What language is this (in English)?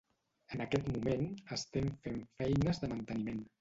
Catalan